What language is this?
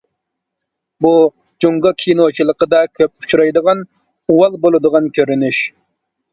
Uyghur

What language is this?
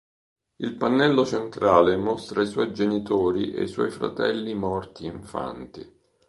Italian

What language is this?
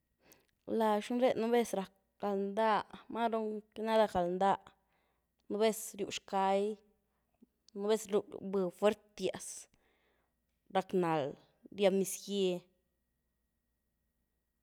Güilá Zapotec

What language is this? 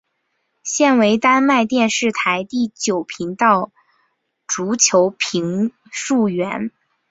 Chinese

